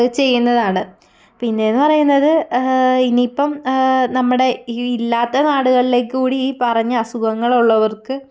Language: Malayalam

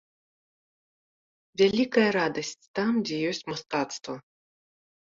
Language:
Belarusian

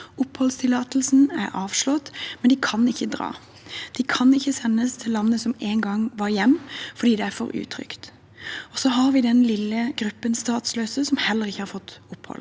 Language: Norwegian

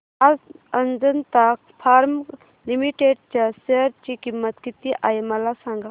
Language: Marathi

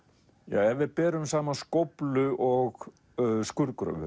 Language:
Icelandic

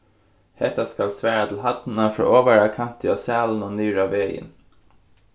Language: Faroese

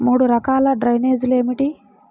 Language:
Telugu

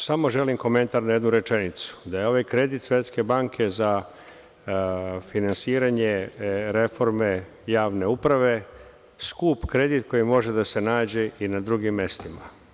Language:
Serbian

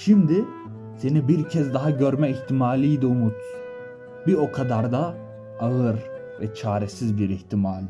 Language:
Turkish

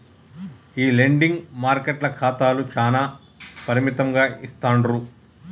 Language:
Telugu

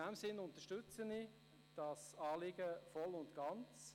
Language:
Swiss German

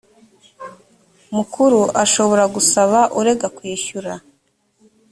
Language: Kinyarwanda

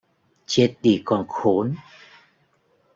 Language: Vietnamese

